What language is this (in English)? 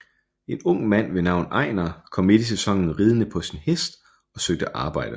Danish